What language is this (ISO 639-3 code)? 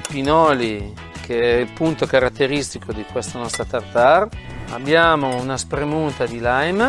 ita